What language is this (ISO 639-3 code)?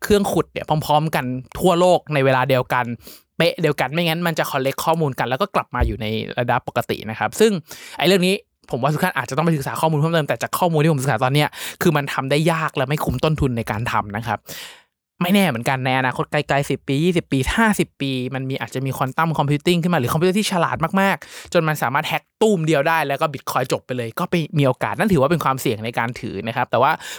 tha